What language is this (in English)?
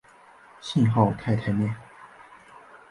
Chinese